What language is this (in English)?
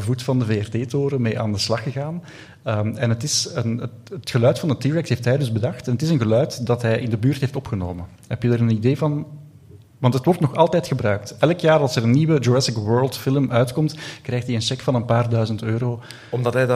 Dutch